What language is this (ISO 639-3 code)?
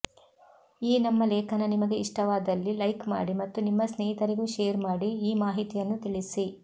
kan